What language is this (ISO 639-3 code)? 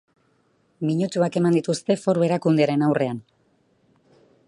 eus